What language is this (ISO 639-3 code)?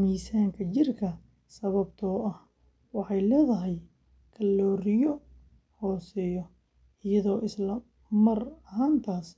som